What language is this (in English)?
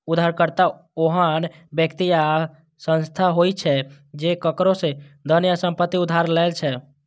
Maithili